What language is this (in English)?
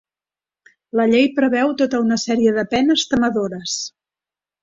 Catalan